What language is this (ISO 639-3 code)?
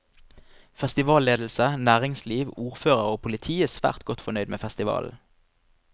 nor